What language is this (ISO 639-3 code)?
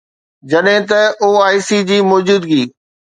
snd